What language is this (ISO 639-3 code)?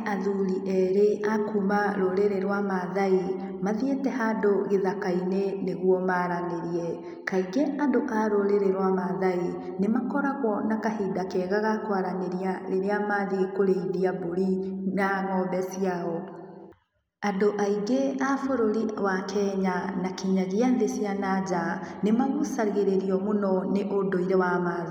kik